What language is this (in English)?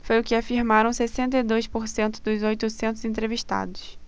Portuguese